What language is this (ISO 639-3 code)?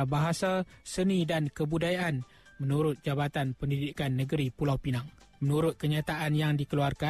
msa